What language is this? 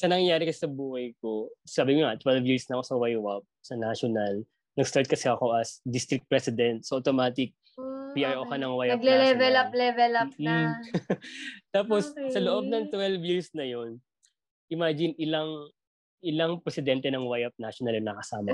Filipino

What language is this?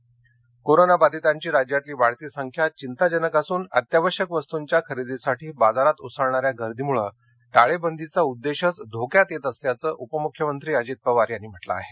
Marathi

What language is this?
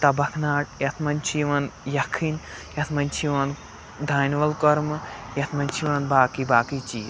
Kashmiri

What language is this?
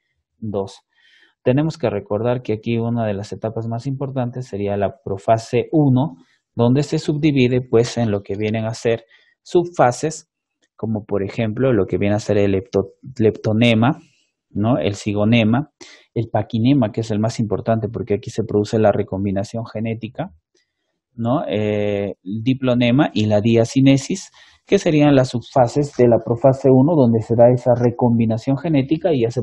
Spanish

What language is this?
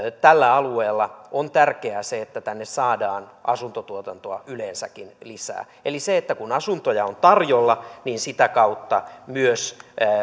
Finnish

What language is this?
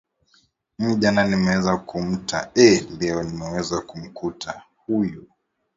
Swahili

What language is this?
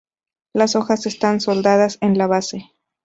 Spanish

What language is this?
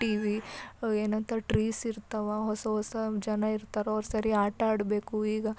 Kannada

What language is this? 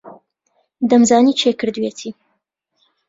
Central Kurdish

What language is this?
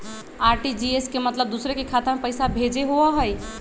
Magahi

